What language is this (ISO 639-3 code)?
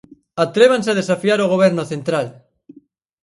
glg